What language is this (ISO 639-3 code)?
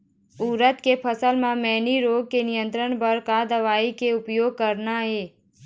hne